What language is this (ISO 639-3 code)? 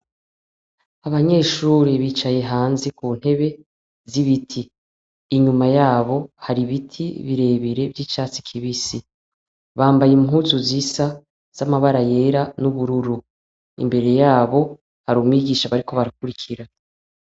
run